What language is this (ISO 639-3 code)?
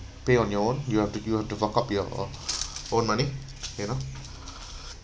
eng